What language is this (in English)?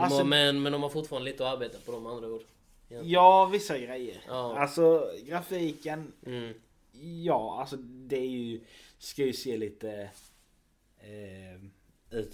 Swedish